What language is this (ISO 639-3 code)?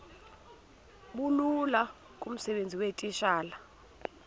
xho